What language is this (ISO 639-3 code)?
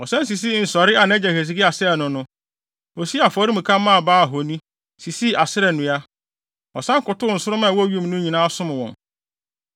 aka